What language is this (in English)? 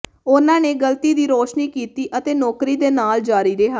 Punjabi